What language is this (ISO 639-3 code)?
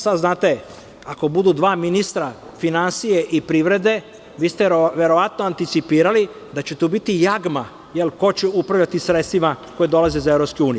srp